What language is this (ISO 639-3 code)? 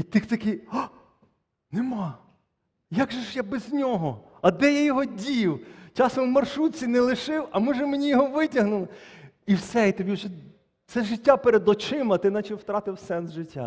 ukr